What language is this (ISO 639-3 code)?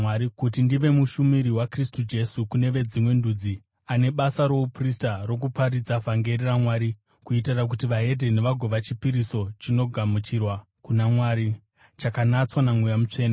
sna